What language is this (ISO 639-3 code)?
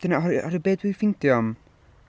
cym